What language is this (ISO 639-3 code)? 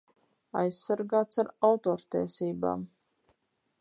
lav